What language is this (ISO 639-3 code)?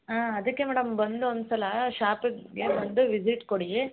kan